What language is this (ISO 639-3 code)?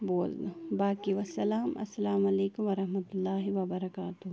kas